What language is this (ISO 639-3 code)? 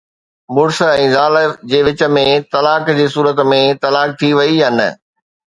snd